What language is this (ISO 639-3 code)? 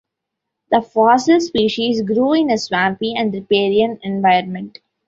eng